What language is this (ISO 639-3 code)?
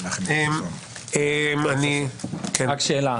heb